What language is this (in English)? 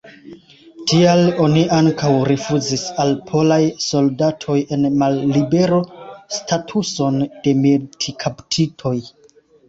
Esperanto